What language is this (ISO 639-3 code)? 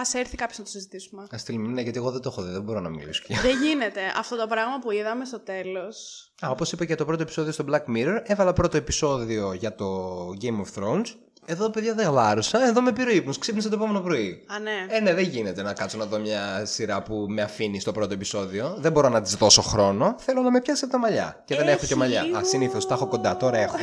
ell